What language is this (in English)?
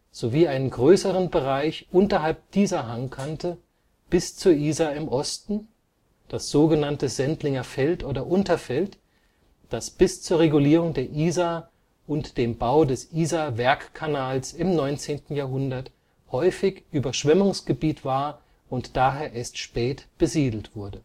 German